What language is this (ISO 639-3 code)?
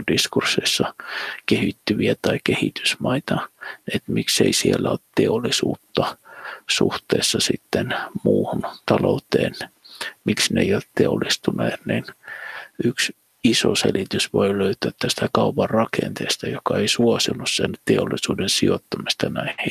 fin